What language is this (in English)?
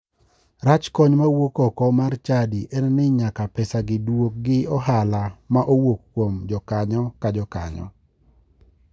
Luo (Kenya and Tanzania)